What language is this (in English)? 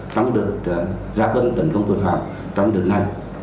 Vietnamese